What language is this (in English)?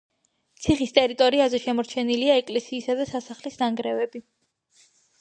Georgian